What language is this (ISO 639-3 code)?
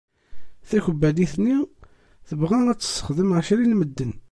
kab